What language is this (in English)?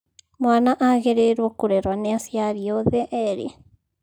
Kikuyu